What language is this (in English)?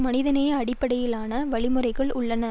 Tamil